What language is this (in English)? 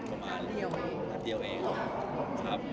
Thai